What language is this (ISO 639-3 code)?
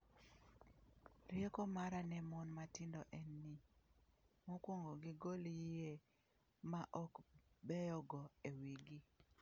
luo